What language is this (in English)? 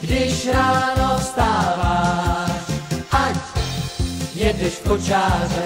Czech